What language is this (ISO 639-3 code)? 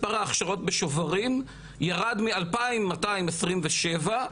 heb